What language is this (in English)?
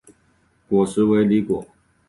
Chinese